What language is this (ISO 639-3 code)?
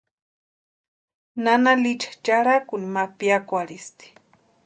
pua